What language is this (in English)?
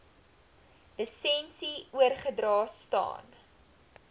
Afrikaans